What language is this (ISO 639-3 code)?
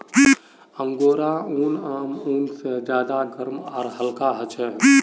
mag